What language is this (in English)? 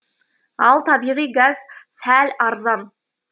Kazakh